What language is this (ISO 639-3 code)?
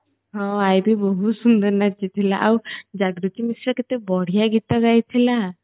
ori